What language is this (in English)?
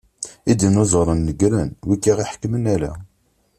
Kabyle